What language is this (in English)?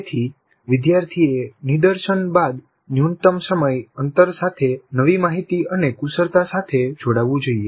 Gujarati